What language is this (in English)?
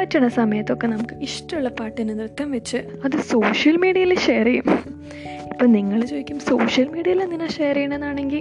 Malayalam